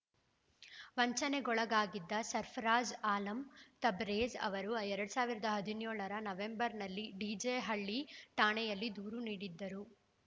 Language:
Kannada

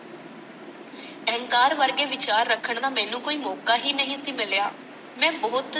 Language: Punjabi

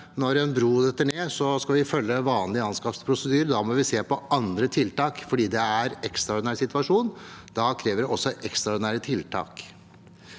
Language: Norwegian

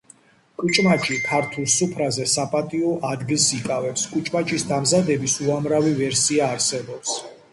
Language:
Georgian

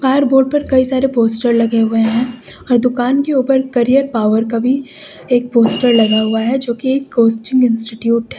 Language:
Hindi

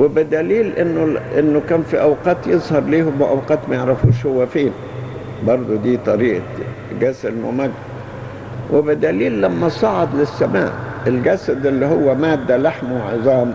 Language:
Arabic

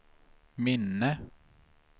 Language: Swedish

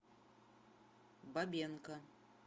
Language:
Russian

